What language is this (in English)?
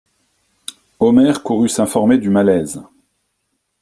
French